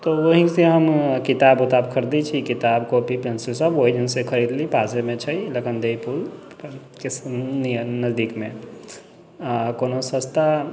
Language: Maithili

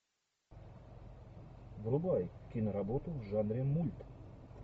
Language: Russian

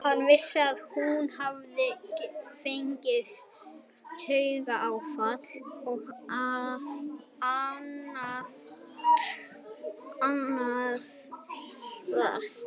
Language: Icelandic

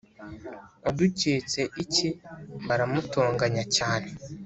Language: Kinyarwanda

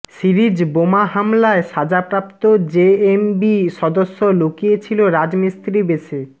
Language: Bangla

